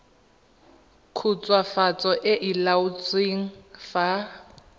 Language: Tswana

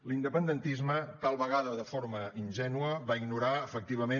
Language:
Catalan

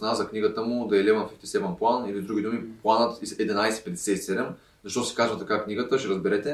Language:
Bulgarian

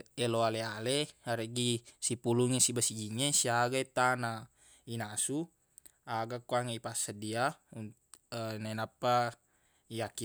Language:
Buginese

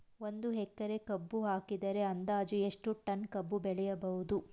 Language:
Kannada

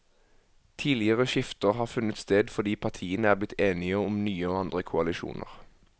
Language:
Norwegian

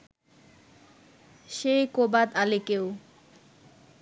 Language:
Bangla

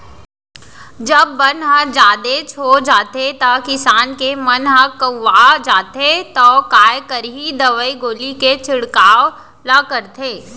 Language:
Chhattisgarhi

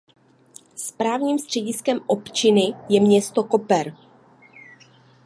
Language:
Czech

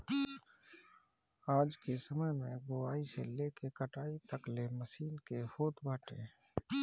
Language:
Bhojpuri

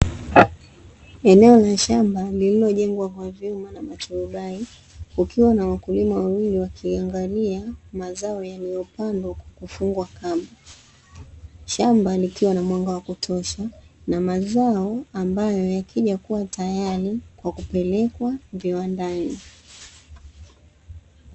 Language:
Swahili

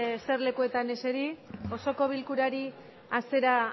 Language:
Basque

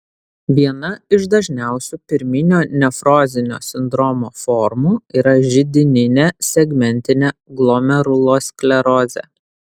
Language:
Lithuanian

